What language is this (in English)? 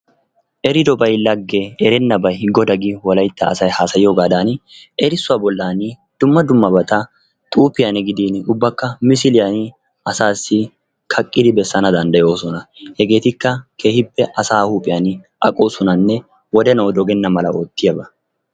Wolaytta